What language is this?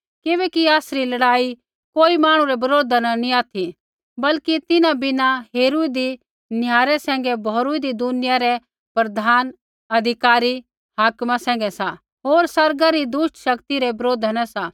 Kullu Pahari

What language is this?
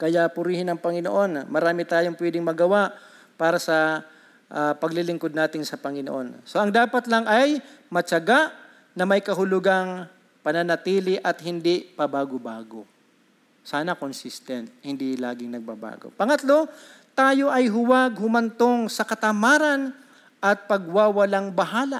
Filipino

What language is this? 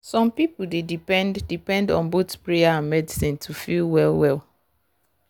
Nigerian Pidgin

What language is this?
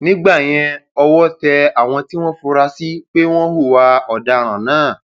Yoruba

